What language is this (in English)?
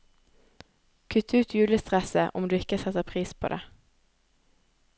Norwegian